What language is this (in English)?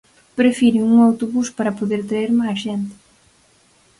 Galician